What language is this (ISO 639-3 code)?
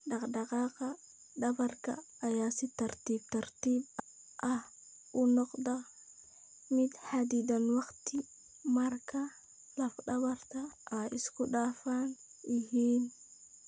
som